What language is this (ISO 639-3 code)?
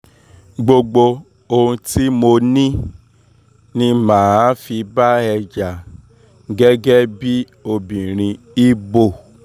yor